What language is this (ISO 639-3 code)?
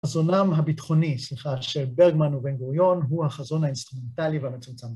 heb